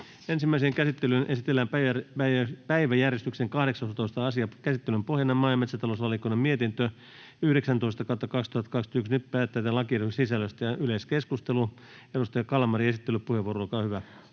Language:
Finnish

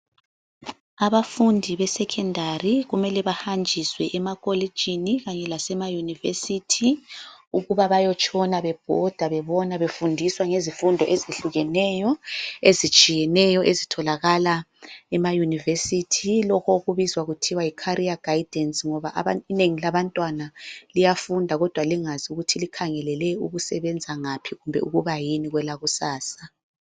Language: North Ndebele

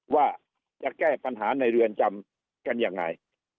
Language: Thai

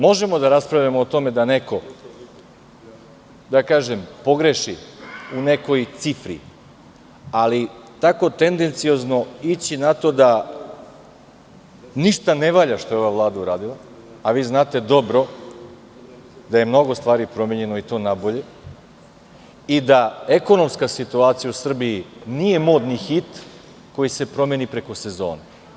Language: Serbian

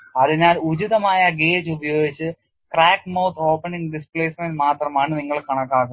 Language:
Malayalam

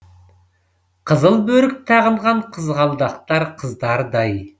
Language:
Kazakh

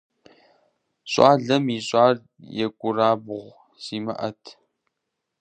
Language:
Kabardian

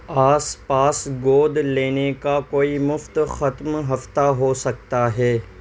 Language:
Urdu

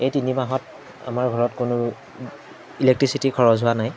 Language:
Assamese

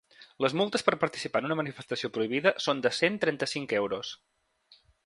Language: Catalan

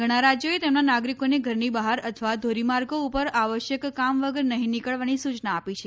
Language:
Gujarati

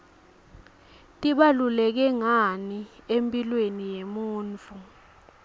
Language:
Swati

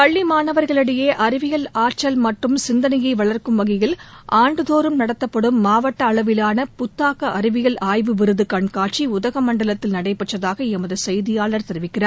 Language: Tamil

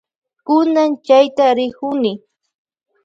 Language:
Loja Highland Quichua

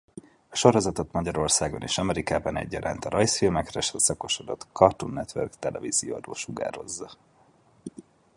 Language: Hungarian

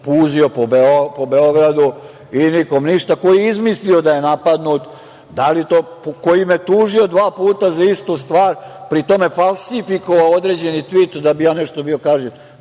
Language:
Serbian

